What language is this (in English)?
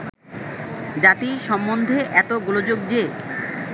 Bangla